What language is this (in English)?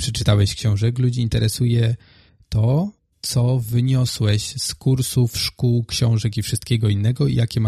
Polish